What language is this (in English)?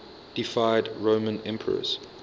English